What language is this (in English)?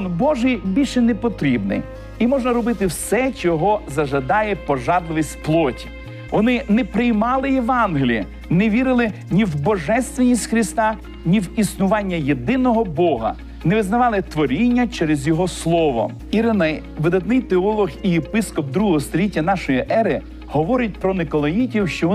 Ukrainian